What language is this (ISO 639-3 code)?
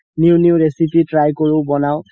asm